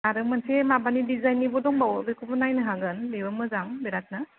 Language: Bodo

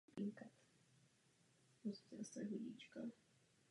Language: Czech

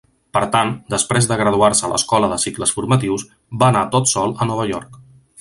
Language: Catalan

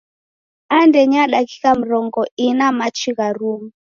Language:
Taita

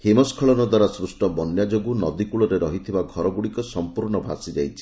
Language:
Odia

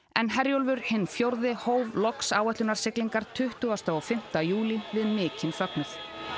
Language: Icelandic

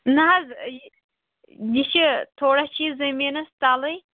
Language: Kashmiri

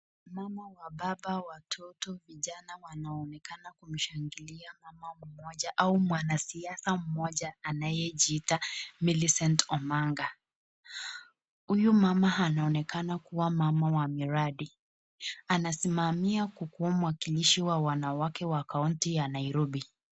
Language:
Swahili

